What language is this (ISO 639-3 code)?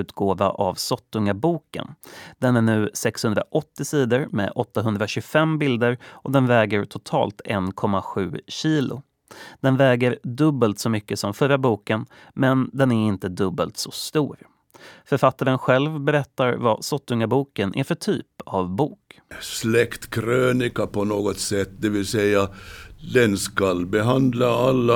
swe